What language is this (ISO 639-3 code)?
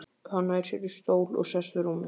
isl